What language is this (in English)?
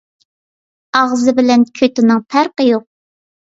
Uyghur